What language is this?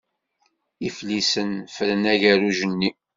Kabyle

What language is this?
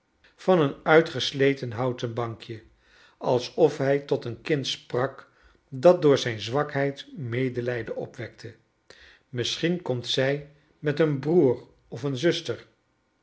Dutch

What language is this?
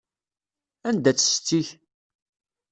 Kabyle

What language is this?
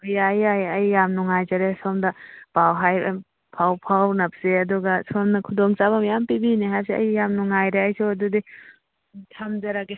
Manipuri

